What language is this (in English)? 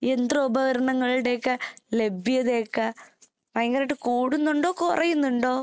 Malayalam